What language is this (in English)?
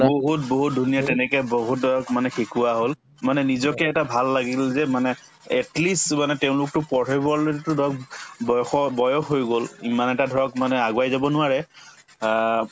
Assamese